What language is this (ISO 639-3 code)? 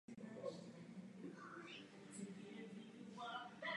ces